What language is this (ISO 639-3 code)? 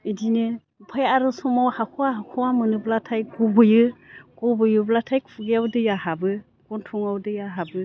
brx